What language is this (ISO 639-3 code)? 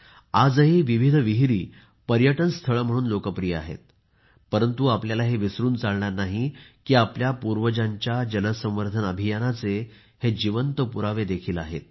mar